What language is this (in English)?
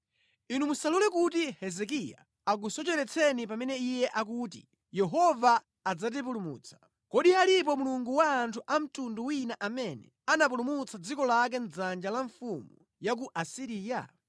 Nyanja